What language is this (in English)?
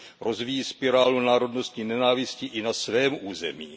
Czech